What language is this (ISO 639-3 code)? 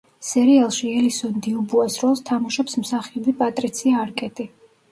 kat